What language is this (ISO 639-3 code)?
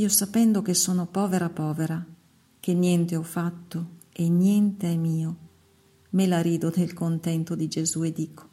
ita